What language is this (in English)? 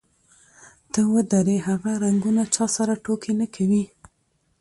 Pashto